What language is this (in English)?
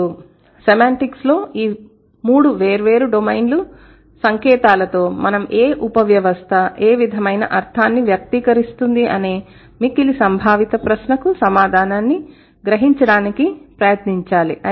Telugu